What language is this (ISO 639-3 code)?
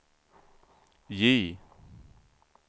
swe